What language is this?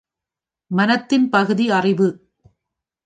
Tamil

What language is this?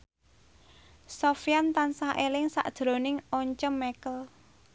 Javanese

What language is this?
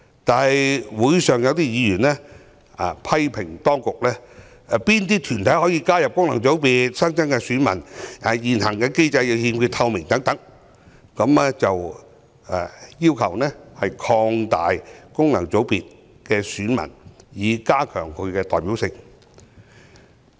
Cantonese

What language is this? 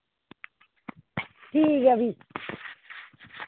Dogri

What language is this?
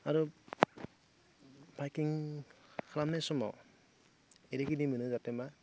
Bodo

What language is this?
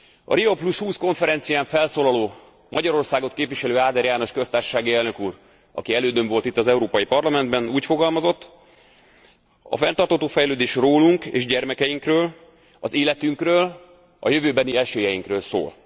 Hungarian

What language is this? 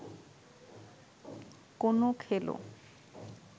Bangla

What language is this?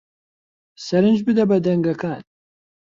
Central Kurdish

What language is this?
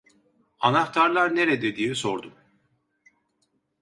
Turkish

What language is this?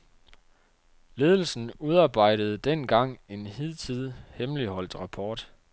Danish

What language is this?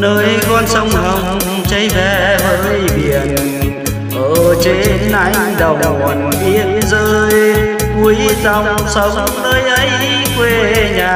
Vietnamese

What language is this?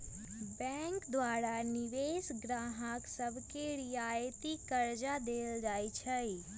Magahi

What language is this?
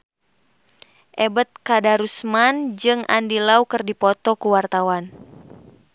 Sundanese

